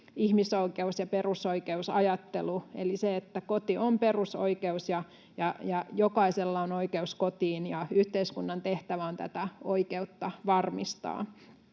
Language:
Finnish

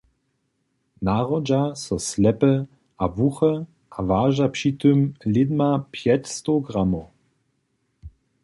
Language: Upper Sorbian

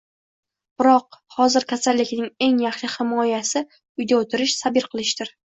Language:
Uzbek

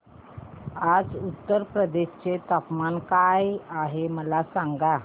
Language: Marathi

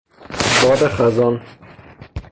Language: Persian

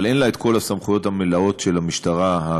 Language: Hebrew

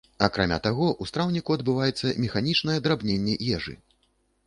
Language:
Belarusian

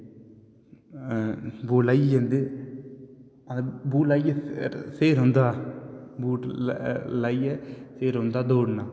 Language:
Dogri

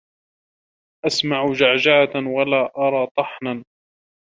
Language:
Arabic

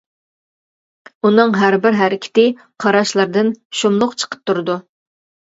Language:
Uyghur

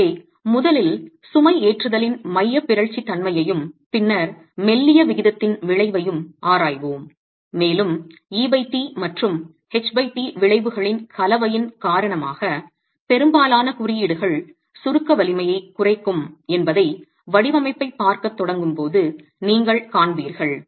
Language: Tamil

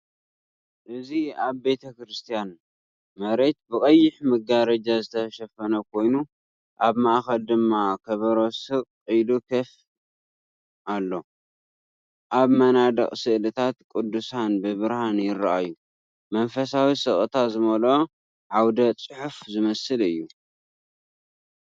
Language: Tigrinya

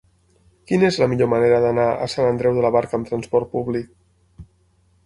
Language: Catalan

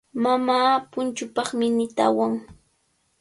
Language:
Cajatambo North Lima Quechua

